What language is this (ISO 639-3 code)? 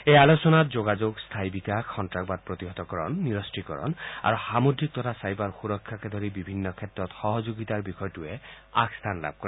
asm